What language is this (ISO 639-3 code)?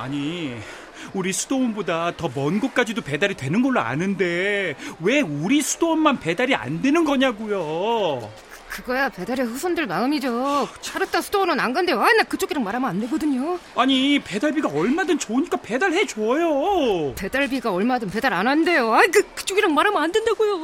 kor